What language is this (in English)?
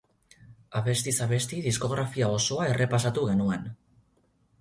Basque